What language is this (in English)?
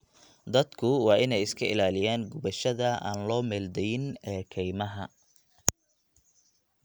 Somali